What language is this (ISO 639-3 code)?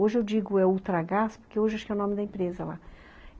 por